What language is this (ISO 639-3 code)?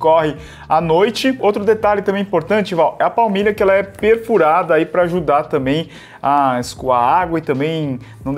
por